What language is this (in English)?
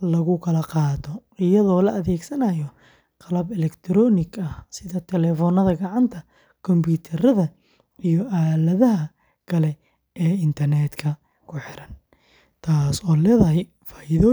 Somali